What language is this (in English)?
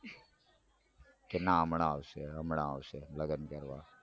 Gujarati